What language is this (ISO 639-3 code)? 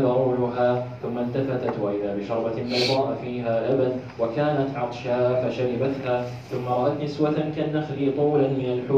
ara